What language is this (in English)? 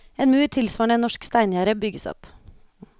Norwegian